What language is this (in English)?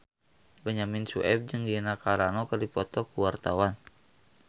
Sundanese